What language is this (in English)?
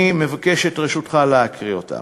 Hebrew